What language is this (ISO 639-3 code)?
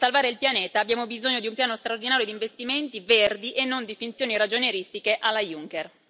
ita